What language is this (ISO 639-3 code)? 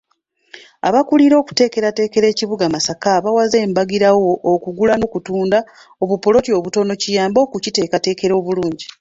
lug